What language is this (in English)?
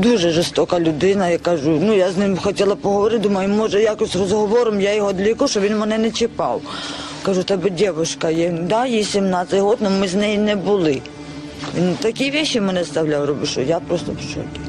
Ukrainian